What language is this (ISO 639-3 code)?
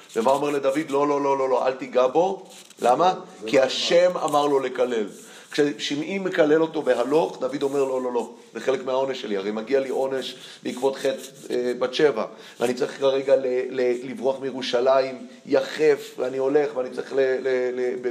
heb